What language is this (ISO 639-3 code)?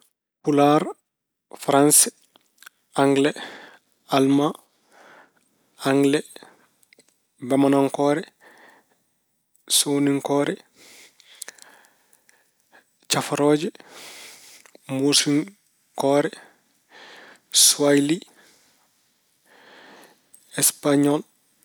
ful